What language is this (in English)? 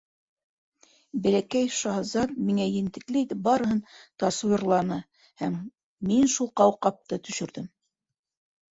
Bashkir